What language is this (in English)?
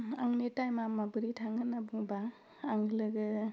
Bodo